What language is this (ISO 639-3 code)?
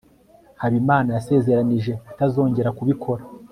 kin